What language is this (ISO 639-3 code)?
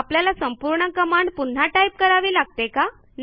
mar